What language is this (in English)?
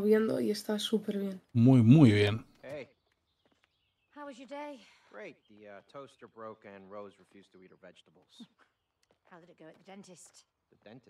Spanish